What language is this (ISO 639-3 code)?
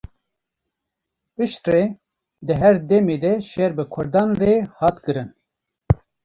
kur